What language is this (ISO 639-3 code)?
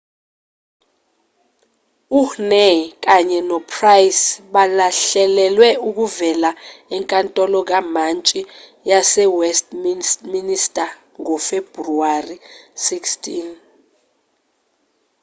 zul